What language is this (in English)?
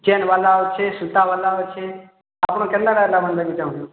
Odia